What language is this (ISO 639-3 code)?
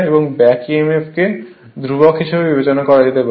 ben